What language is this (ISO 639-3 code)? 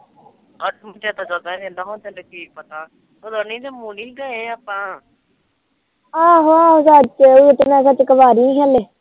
pan